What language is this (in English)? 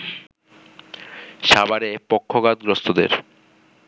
Bangla